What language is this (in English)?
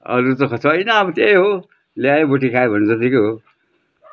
Nepali